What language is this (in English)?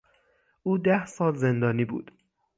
Persian